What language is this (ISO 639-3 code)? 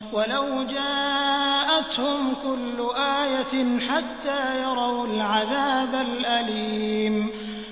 ara